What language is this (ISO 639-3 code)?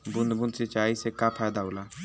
bho